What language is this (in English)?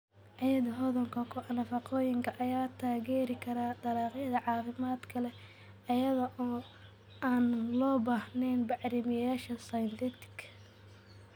Somali